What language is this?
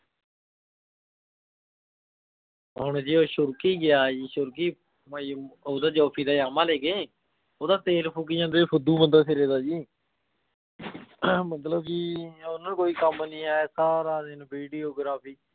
Punjabi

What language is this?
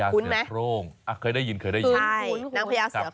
Thai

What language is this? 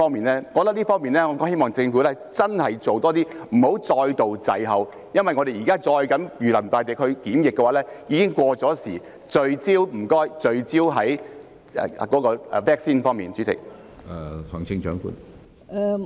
Cantonese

